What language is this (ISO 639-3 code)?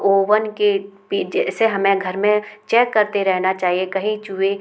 hin